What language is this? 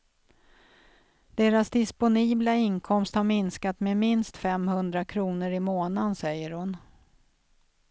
Swedish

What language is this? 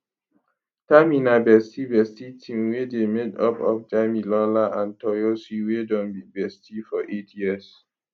Nigerian Pidgin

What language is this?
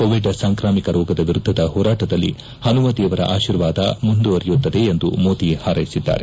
Kannada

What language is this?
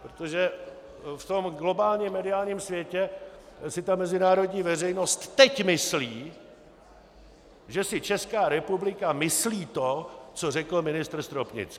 Czech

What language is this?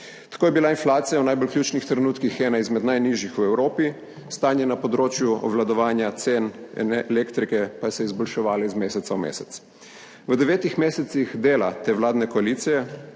Slovenian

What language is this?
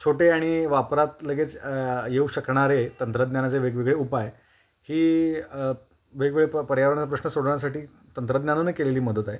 Marathi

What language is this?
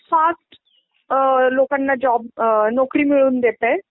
Marathi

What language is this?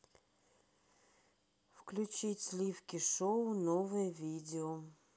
Russian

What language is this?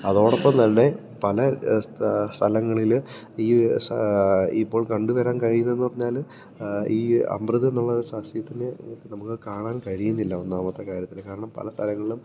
Malayalam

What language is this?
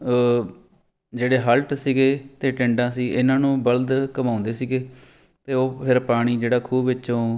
Punjabi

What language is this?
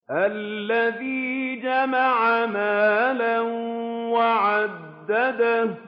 Arabic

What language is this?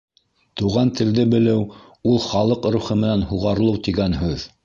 Bashkir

